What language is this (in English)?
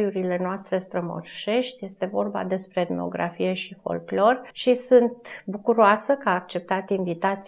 Romanian